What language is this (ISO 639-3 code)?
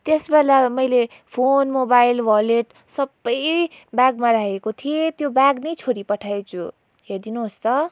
nep